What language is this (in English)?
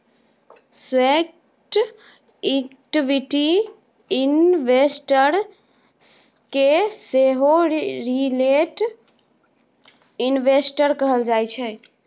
Maithili